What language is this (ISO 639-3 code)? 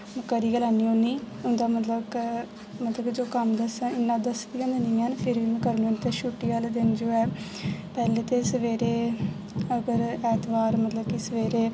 doi